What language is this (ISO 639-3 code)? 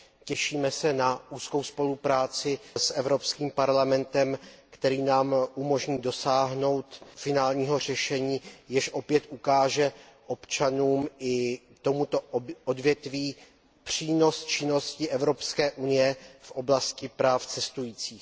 ces